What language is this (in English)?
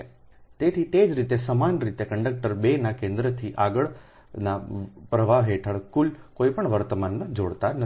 Gujarati